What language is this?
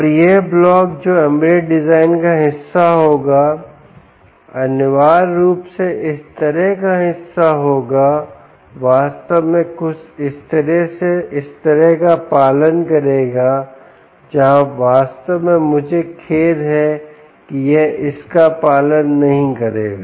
Hindi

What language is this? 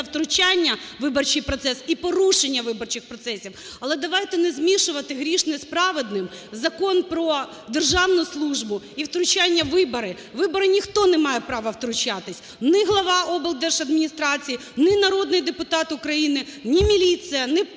Ukrainian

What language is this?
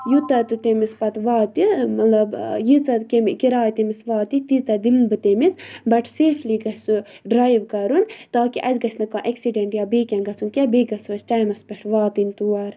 Kashmiri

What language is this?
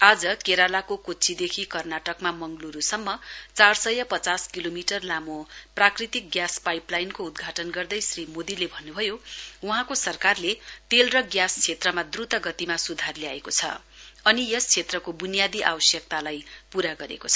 Nepali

